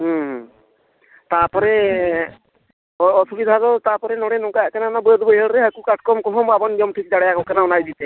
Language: Santali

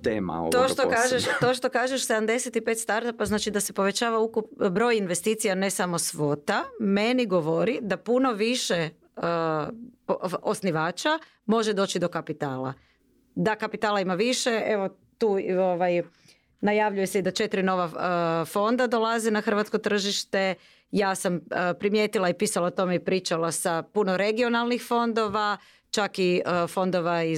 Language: Croatian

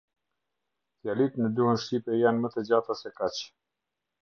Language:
Albanian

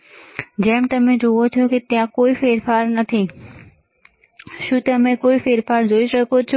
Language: Gujarati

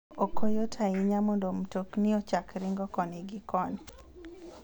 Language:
Luo (Kenya and Tanzania)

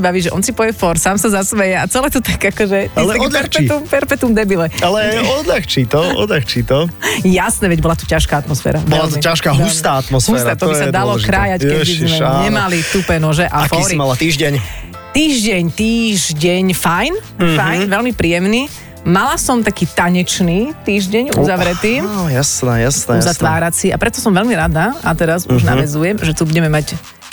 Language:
Slovak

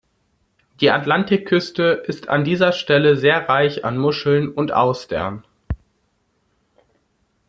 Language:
German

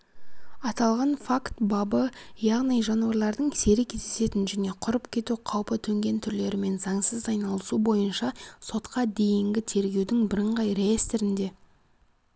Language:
Kazakh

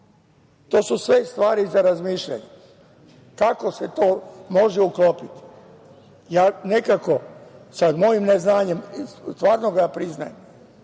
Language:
Serbian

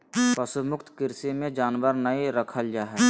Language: Magahi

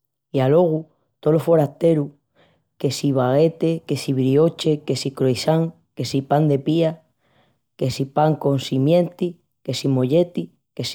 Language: Extremaduran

